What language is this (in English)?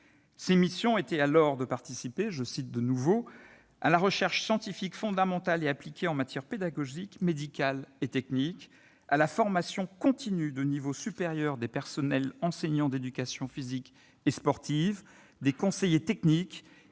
French